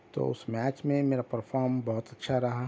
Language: Urdu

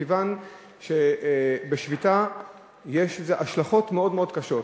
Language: Hebrew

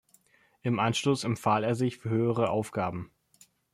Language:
German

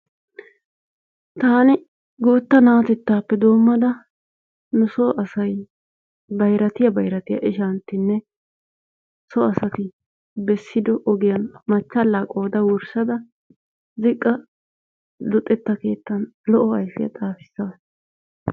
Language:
Wolaytta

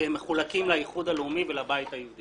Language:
Hebrew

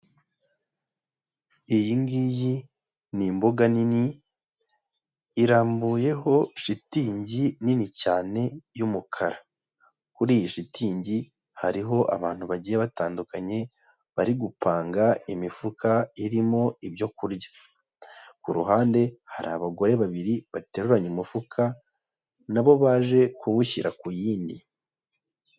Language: Kinyarwanda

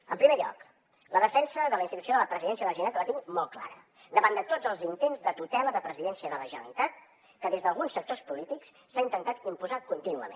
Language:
Catalan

